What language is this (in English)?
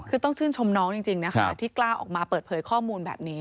Thai